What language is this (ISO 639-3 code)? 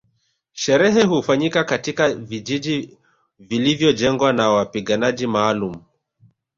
swa